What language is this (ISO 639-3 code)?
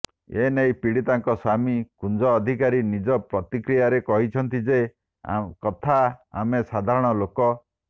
ori